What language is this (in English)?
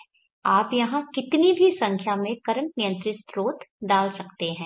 Hindi